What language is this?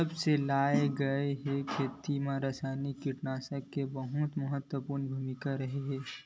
Chhattisgarhi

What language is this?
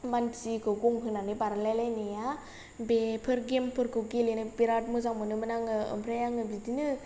Bodo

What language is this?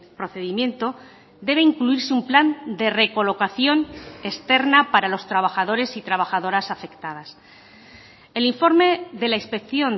Spanish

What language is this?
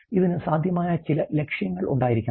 Malayalam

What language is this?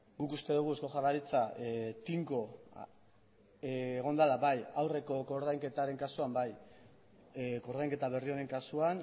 Basque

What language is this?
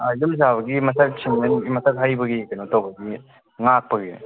Manipuri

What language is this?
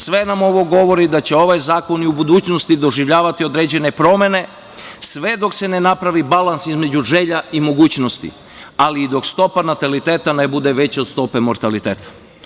Serbian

